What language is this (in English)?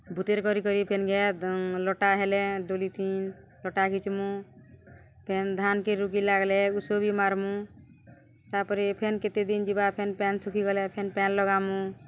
Odia